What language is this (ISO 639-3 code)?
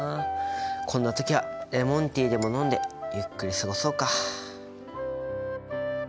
jpn